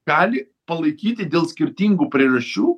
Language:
Lithuanian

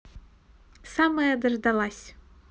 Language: Russian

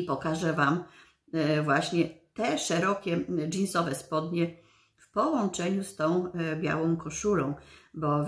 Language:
Polish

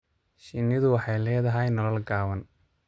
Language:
Somali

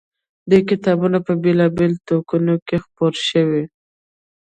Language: Pashto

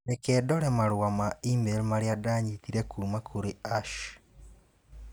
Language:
Kikuyu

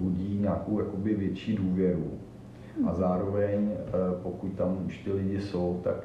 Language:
Czech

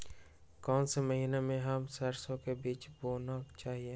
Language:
Magahi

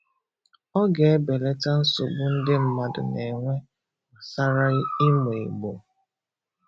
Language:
Igbo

